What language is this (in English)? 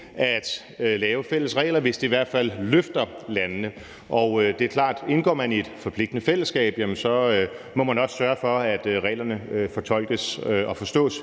Danish